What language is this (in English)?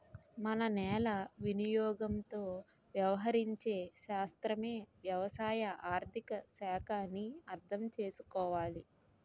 Telugu